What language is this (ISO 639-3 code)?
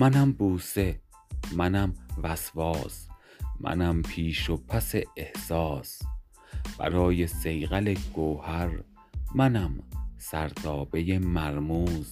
fas